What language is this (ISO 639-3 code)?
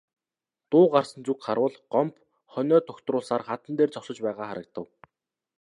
mon